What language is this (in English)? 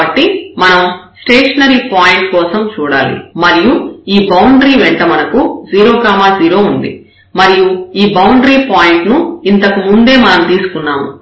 Telugu